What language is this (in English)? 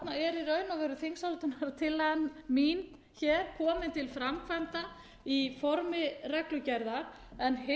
Icelandic